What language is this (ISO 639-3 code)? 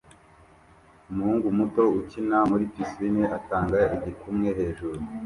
kin